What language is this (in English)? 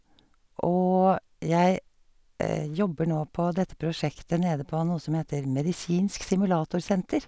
Norwegian